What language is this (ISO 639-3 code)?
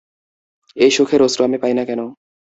ben